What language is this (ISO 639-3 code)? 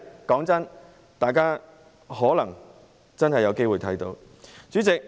yue